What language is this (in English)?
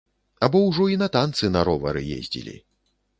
Belarusian